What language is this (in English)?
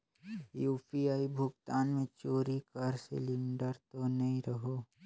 Chhattisgarhi